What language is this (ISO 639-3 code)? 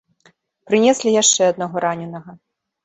bel